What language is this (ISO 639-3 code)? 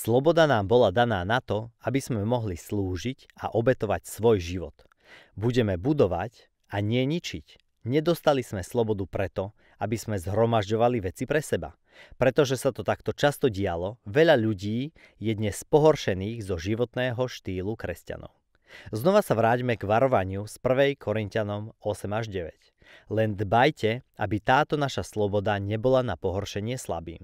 slk